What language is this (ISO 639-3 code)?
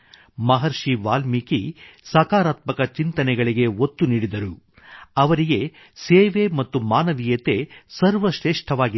kan